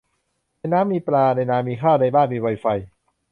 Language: Thai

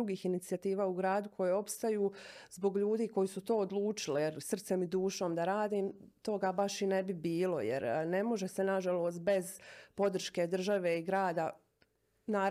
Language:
Croatian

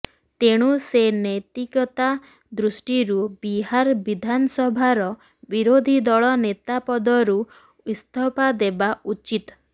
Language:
Odia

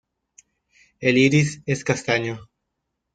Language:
Spanish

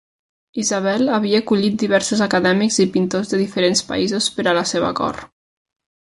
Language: Catalan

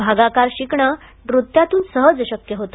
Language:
Marathi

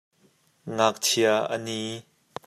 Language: Hakha Chin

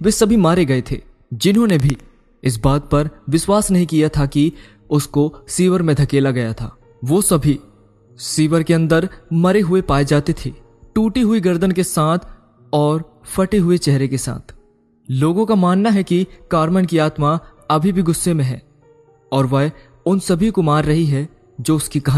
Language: Hindi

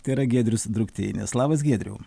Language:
Lithuanian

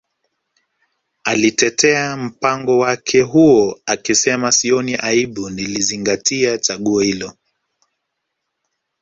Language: Swahili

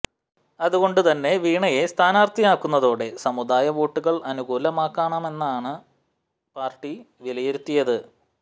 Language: Malayalam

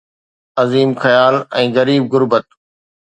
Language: Sindhi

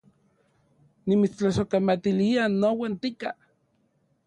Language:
Central Puebla Nahuatl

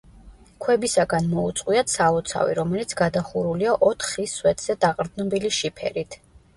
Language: Georgian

